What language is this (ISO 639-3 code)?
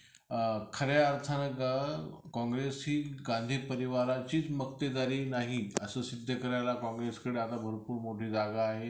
mar